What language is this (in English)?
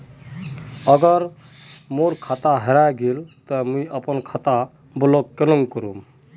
Magahi